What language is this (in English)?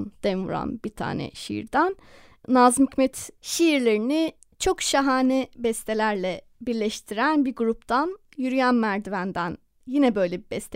Turkish